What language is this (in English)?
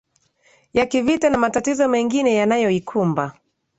Swahili